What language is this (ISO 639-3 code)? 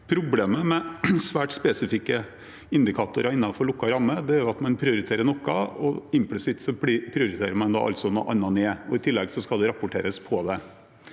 nor